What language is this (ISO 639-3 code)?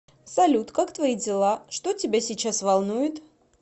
rus